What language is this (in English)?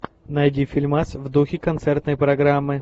Russian